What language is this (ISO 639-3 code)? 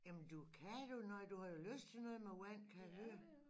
dan